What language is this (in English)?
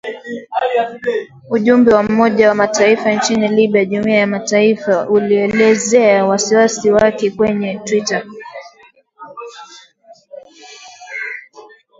Swahili